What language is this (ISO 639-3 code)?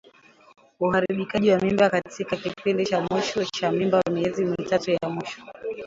swa